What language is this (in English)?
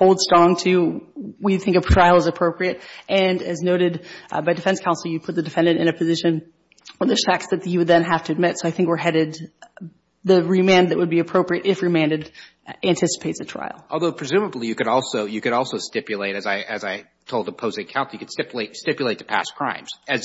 English